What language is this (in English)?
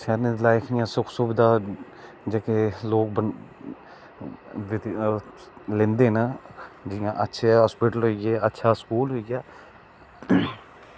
Dogri